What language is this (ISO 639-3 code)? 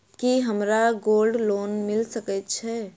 mai